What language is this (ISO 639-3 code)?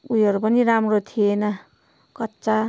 nep